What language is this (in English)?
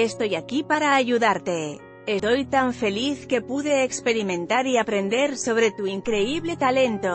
Spanish